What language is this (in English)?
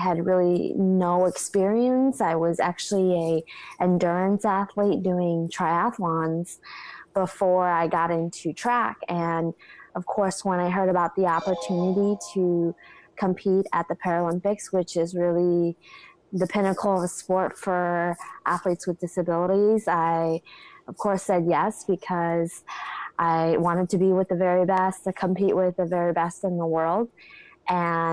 English